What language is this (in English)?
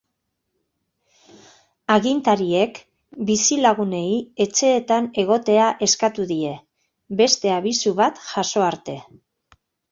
Basque